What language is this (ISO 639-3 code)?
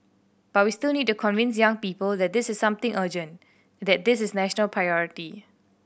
eng